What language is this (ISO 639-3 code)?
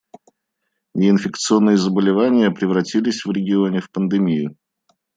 rus